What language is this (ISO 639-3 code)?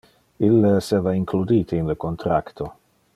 ina